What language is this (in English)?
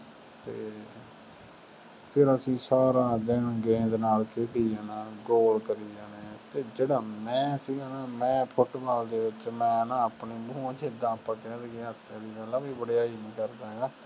Punjabi